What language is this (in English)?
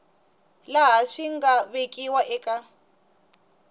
Tsonga